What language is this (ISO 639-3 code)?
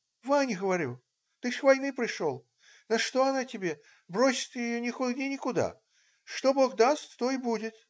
rus